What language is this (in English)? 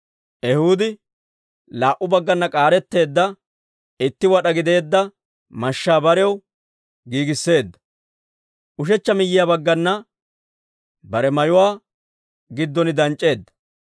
Dawro